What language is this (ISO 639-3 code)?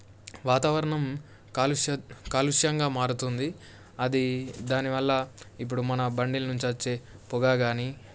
tel